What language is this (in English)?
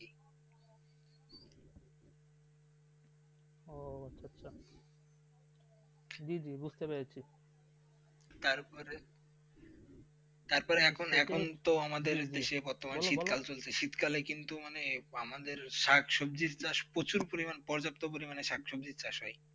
Bangla